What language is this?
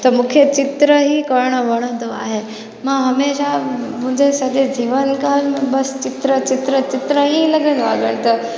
Sindhi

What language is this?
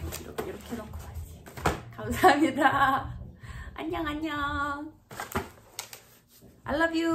Korean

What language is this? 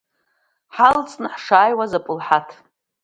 Abkhazian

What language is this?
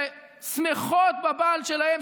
Hebrew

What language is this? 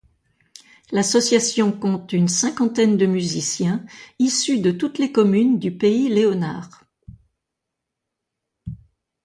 French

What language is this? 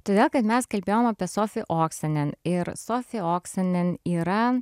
Lithuanian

